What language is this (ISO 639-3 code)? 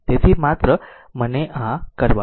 guj